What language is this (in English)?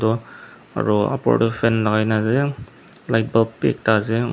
Naga Pidgin